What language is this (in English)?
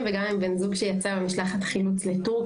Hebrew